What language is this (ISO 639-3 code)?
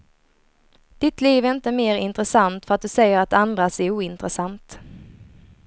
swe